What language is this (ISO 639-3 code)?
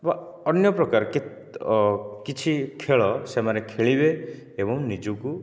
ori